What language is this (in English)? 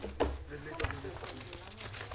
Hebrew